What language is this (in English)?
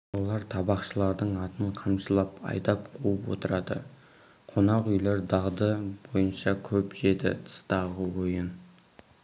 Kazakh